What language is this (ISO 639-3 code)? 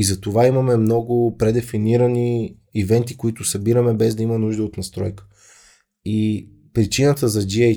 bul